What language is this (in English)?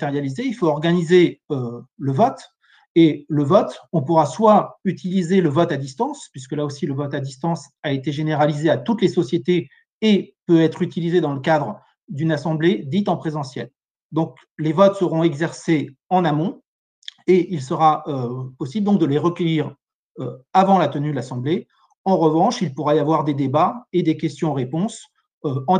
French